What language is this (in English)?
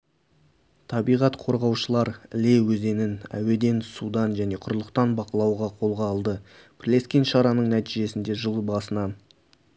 Kazakh